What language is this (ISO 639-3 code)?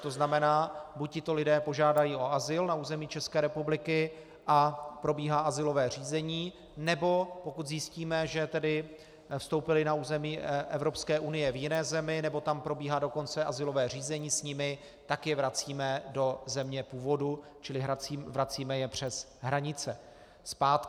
ces